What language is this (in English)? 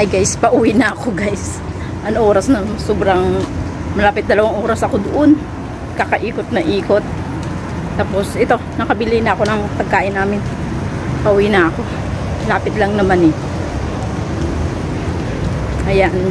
Filipino